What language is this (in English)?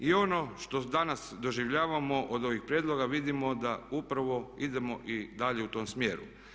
Croatian